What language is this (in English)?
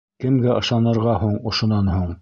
Bashkir